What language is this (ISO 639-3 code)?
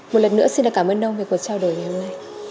vie